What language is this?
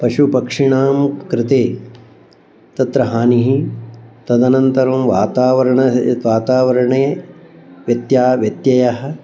Sanskrit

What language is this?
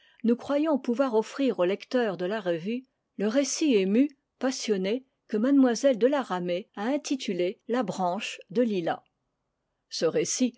French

